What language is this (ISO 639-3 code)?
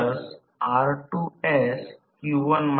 mar